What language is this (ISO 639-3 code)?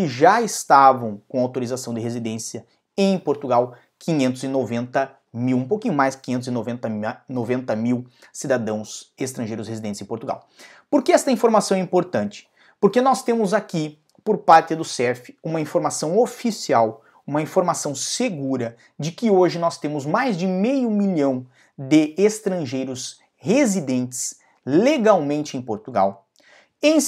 por